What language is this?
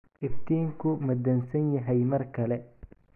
Somali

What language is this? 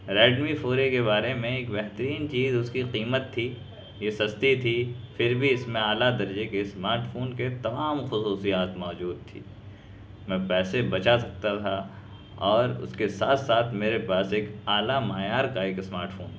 Urdu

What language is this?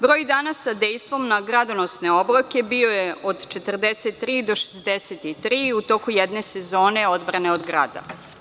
Serbian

